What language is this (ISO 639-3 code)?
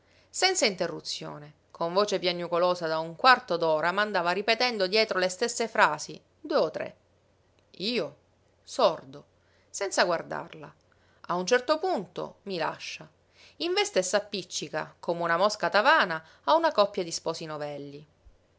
ita